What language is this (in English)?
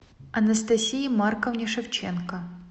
Russian